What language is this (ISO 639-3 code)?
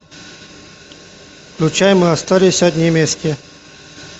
rus